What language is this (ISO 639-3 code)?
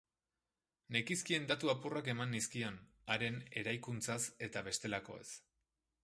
eus